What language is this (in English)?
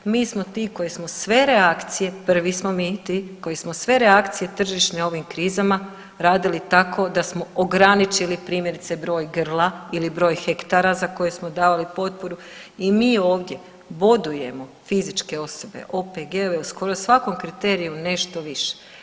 Croatian